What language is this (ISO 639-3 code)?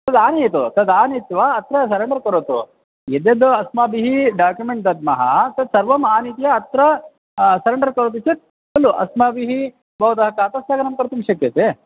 san